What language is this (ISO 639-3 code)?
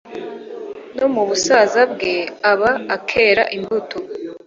kin